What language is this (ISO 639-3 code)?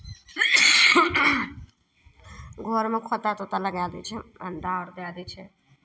mai